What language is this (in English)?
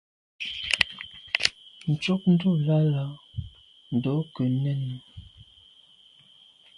Medumba